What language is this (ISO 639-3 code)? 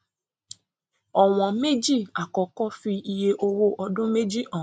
yor